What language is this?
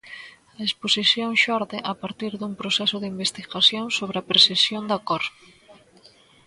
Galician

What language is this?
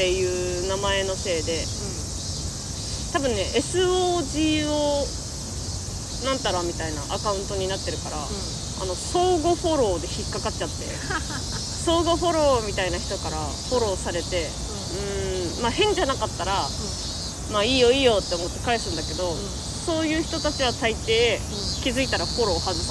Japanese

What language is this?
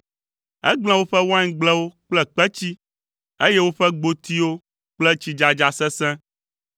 Ewe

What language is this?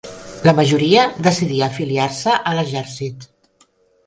Catalan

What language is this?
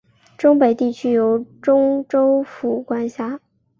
Chinese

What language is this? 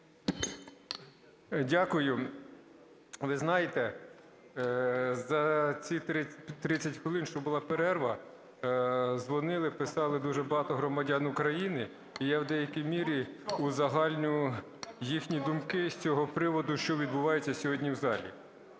Ukrainian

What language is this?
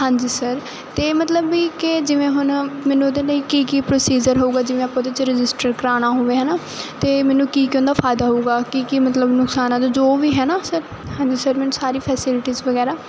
Punjabi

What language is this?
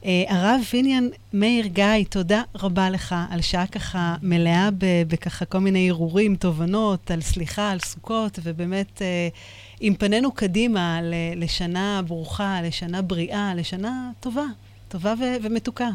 Hebrew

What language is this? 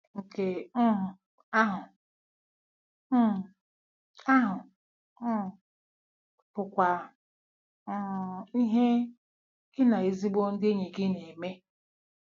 Igbo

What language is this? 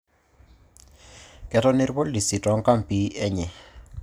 Masai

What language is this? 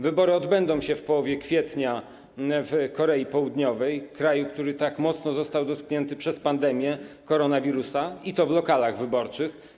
Polish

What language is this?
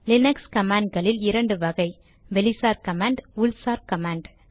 Tamil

